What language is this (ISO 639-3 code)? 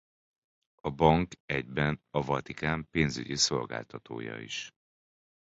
hun